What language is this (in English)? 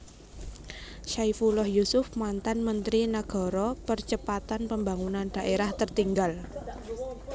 Javanese